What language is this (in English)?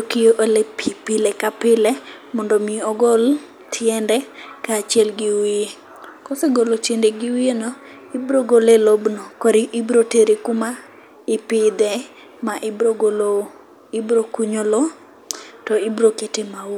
Luo (Kenya and Tanzania)